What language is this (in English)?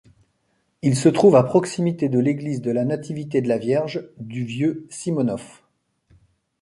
French